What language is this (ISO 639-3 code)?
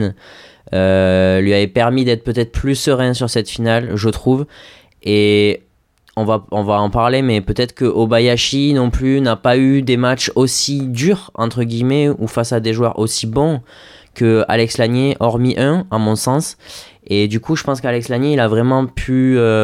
fra